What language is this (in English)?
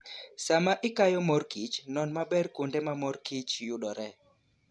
Luo (Kenya and Tanzania)